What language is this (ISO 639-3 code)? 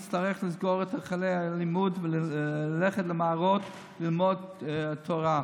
heb